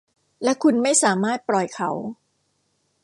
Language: Thai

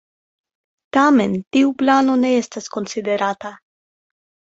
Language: Esperanto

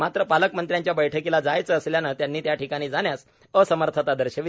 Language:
Marathi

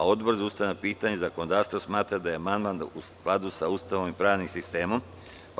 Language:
Serbian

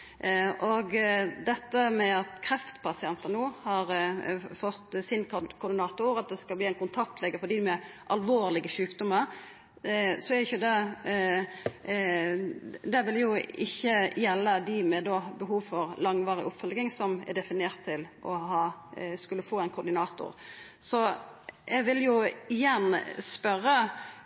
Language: Norwegian Nynorsk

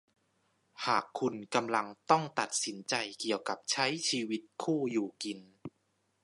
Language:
Thai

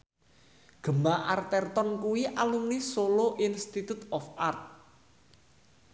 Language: Javanese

